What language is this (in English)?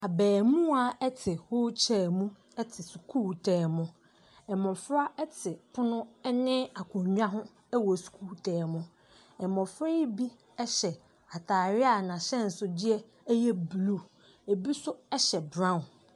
Akan